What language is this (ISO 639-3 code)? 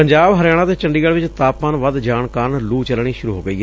pan